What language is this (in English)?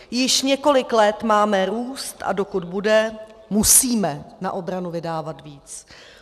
Czech